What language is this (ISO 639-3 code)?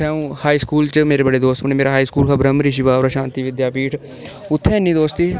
doi